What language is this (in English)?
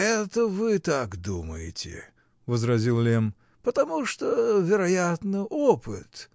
Russian